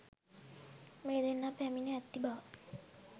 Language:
Sinhala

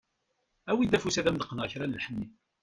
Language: Kabyle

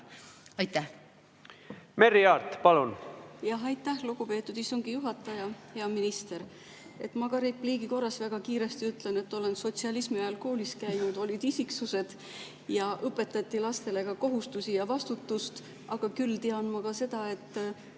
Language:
Estonian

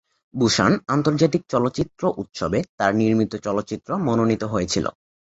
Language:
Bangla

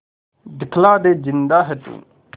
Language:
Hindi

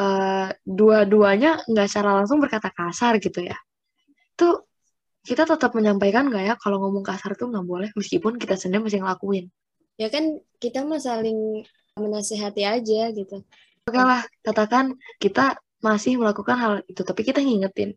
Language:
Indonesian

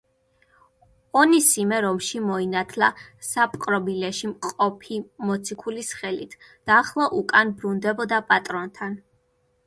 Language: Georgian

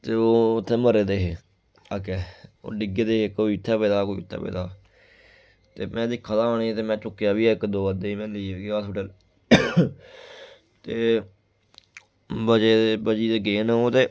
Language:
Dogri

